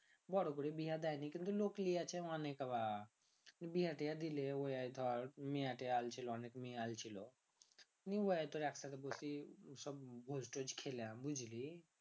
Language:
Bangla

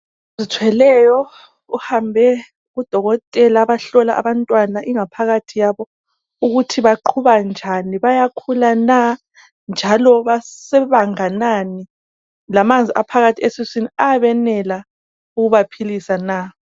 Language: North Ndebele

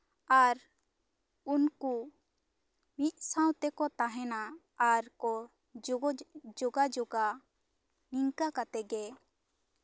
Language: Santali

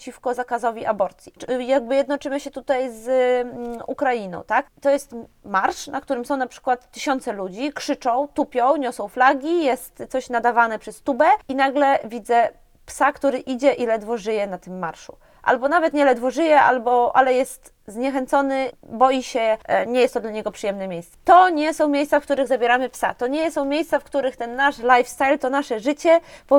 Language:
Polish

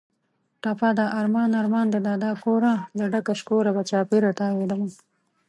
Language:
Pashto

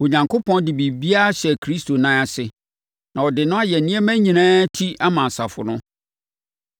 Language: Akan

